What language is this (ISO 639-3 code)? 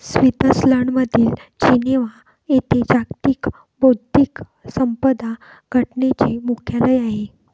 mar